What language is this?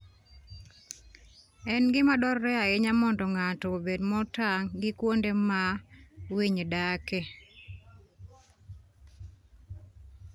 Luo (Kenya and Tanzania)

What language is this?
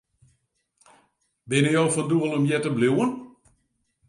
Western Frisian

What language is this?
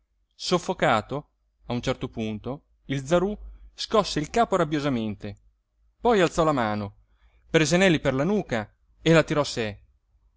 Italian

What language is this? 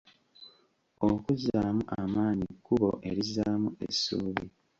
Ganda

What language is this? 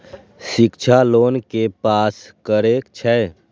Maithili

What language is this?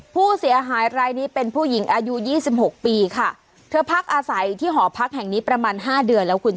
Thai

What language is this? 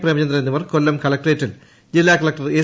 Malayalam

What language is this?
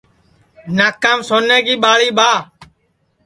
Sansi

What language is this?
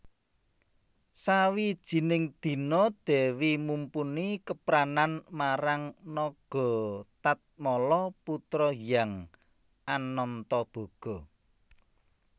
Javanese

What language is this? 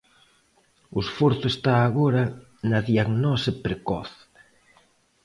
Galician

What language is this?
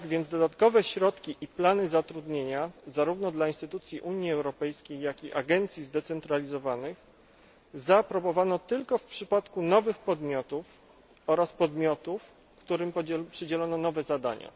Polish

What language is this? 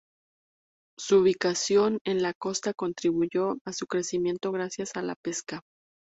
Spanish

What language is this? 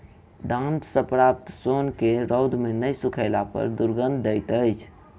Maithili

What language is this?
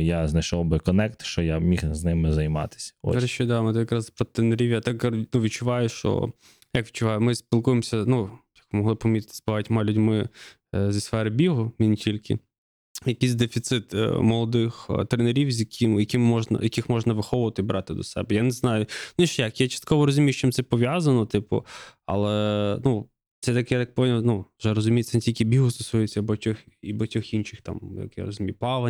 Ukrainian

